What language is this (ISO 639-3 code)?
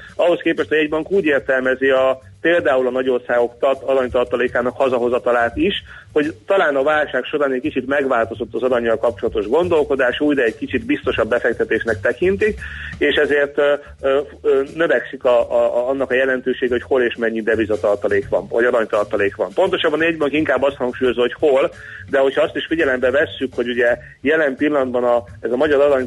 hun